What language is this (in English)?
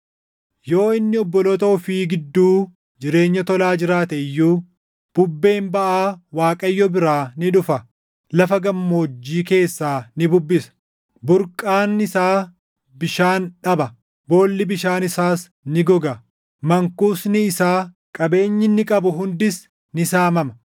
Oromo